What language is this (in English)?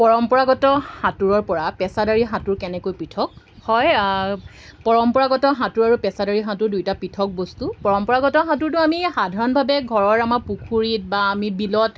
Assamese